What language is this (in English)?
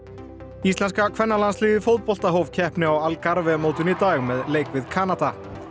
Icelandic